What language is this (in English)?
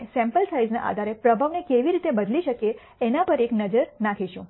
Gujarati